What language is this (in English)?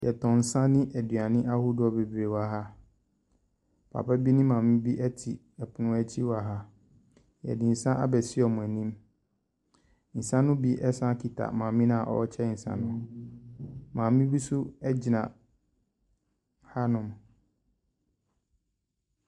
Akan